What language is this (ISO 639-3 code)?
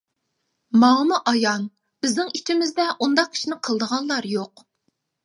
uig